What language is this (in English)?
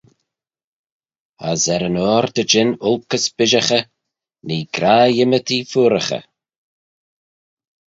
Manx